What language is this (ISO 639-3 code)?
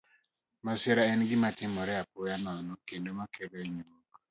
luo